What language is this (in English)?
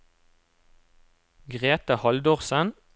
Norwegian